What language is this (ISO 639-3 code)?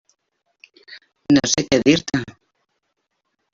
cat